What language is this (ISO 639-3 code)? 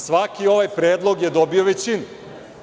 srp